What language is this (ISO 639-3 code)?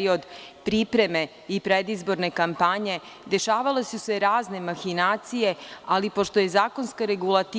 srp